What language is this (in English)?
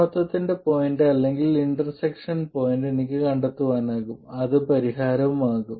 Malayalam